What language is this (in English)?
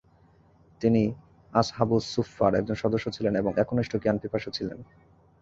Bangla